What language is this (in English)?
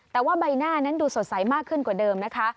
Thai